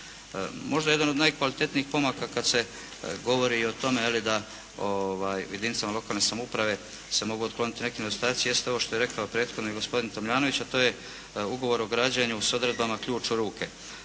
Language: Croatian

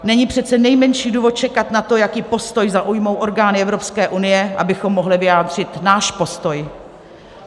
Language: Czech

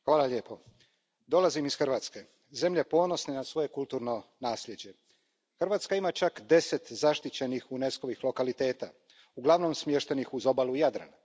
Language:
Croatian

